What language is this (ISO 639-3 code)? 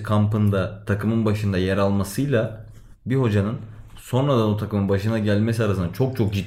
tur